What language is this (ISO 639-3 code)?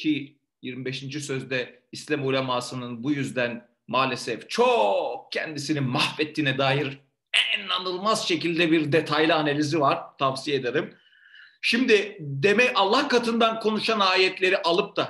tur